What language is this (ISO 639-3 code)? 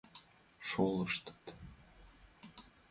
chm